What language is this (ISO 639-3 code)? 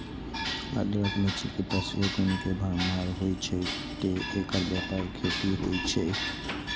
mai